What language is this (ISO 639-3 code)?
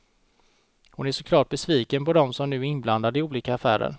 swe